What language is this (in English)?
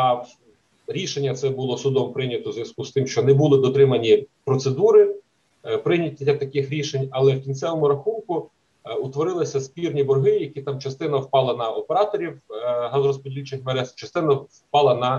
Ukrainian